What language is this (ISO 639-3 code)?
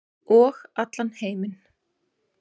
isl